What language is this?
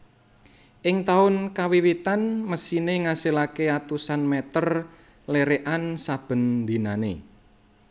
Javanese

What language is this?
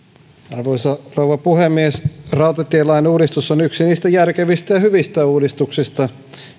Finnish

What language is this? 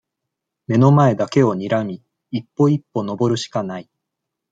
Japanese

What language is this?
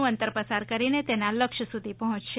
Gujarati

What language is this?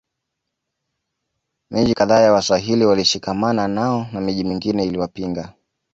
Swahili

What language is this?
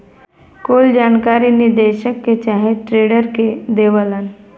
Bhojpuri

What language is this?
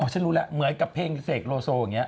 Thai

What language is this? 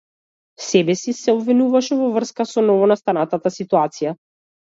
Macedonian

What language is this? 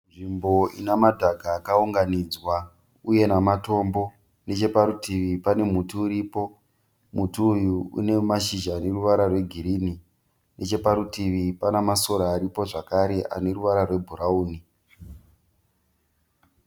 Shona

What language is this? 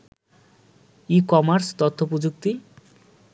Bangla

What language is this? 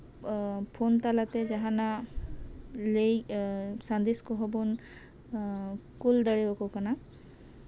Santali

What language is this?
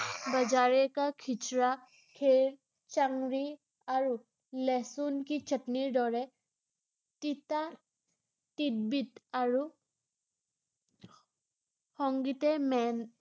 Assamese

